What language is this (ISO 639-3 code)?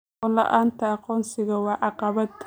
som